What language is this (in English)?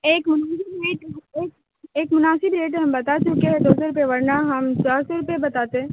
Urdu